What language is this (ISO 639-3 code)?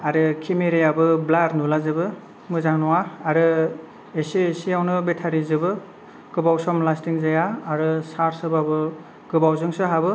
brx